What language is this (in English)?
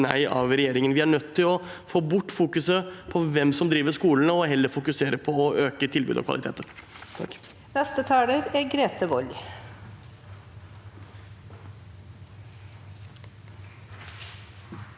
Norwegian